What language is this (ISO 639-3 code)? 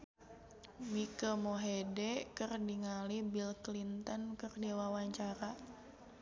sun